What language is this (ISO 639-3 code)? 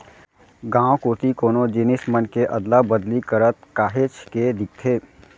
hne